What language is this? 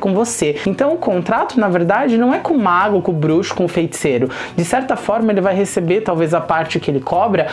Portuguese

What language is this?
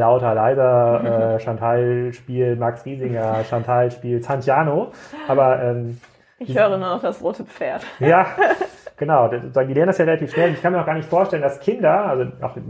German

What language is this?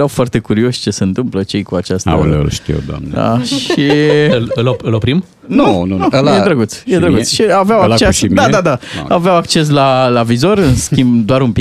Romanian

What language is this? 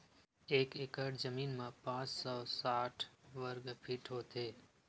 Chhattisgarhi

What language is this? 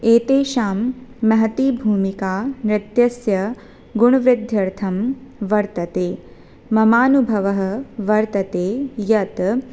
Sanskrit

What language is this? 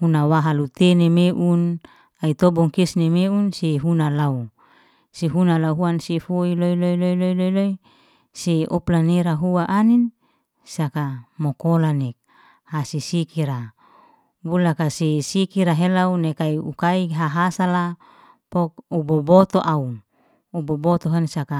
Liana-Seti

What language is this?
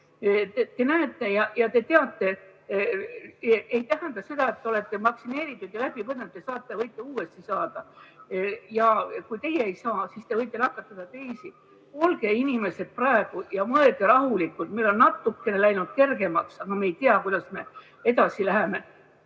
Estonian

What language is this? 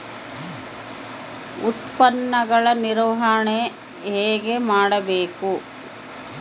Kannada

